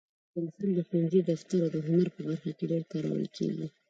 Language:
Pashto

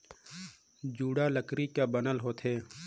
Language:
Chhattisgarhi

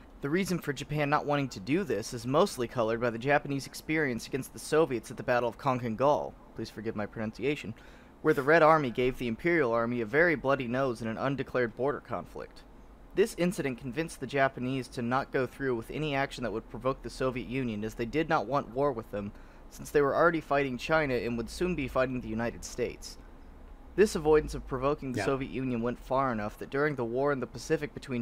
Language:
English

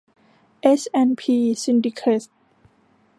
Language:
Thai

